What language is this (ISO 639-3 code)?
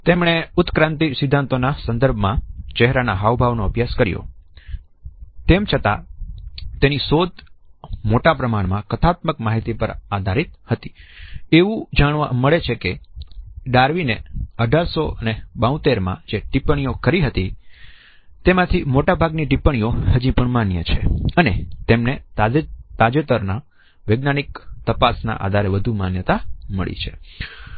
guj